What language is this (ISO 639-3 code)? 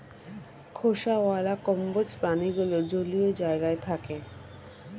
ben